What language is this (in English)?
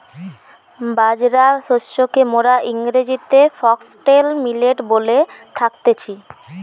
Bangla